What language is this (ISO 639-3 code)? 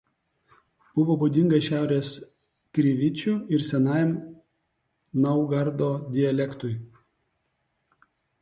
lit